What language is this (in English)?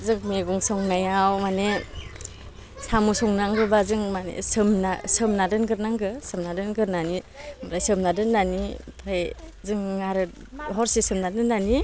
Bodo